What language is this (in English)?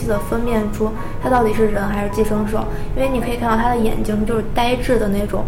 Chinese